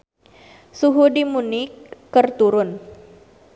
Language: Sundanese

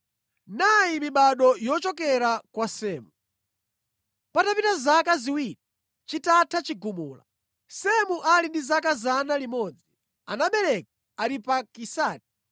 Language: Nyanja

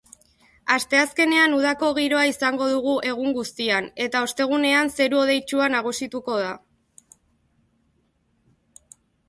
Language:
Basque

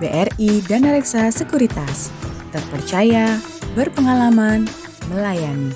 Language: Indonesian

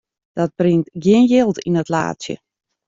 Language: Western Frisian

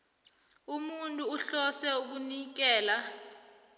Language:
South Ndebele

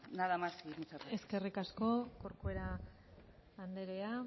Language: Basque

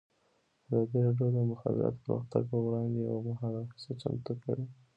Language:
Pashto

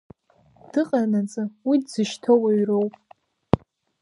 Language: Abkhazian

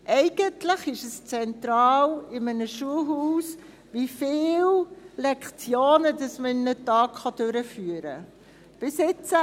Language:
Swiss German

